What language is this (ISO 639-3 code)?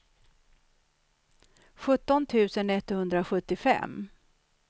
swe